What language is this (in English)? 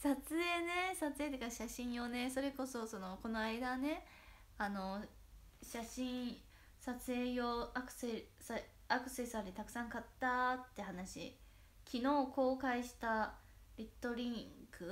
Japanese